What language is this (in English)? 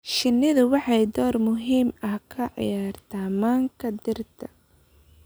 Somali